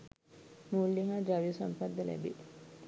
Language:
Sinhala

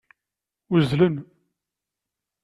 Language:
Kabyle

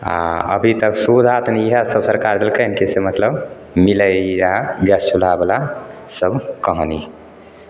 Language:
Maithili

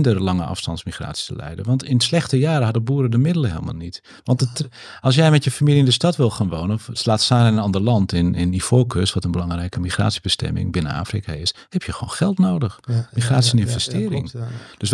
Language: Dutch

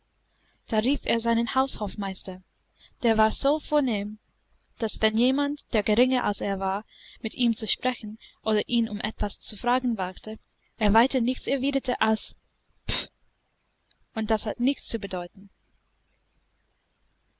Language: German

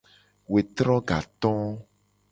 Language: Gen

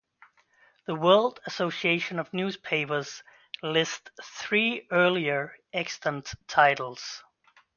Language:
English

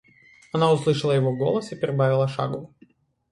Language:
Russian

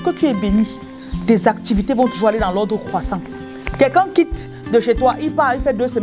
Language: French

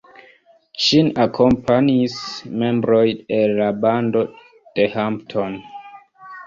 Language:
Esperanto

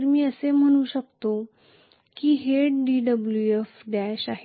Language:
Marathi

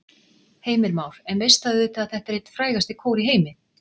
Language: Icelandic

